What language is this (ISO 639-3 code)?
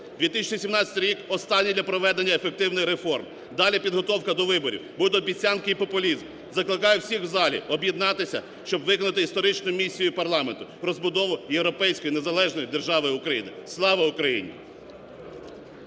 ukr